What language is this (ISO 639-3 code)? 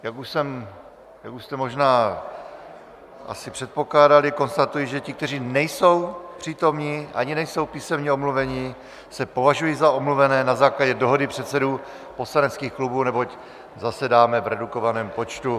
ces